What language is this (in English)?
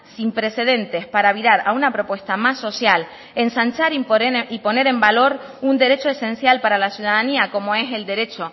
Spanish